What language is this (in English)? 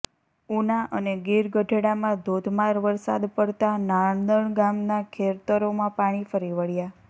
Gujarati